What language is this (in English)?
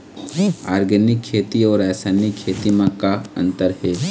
Chhattisgarhi